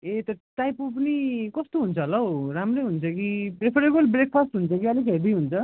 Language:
Nepali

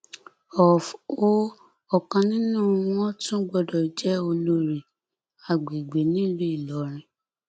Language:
Yoruba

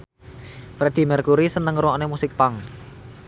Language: Javanese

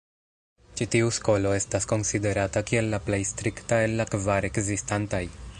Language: Esperanto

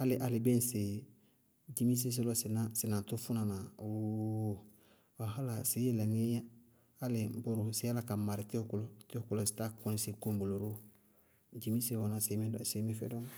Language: Bago-Kusuntu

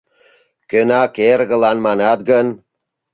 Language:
Mari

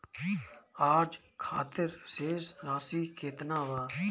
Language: Bhojpuri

